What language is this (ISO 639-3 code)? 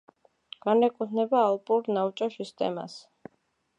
kat